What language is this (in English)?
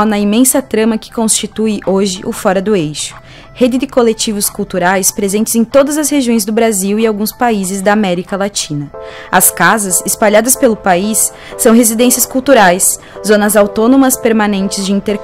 Portuguese